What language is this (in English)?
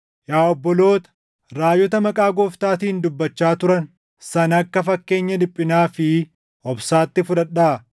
Oromo